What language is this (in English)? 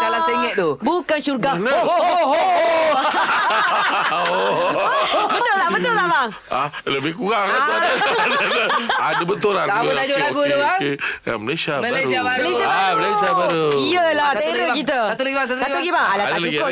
Malay